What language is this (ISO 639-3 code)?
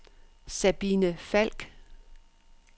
dan